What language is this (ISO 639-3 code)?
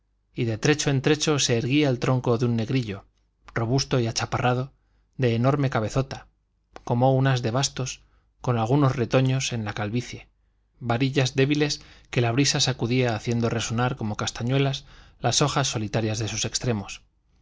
spa